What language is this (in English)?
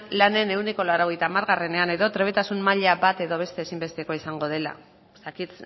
Basque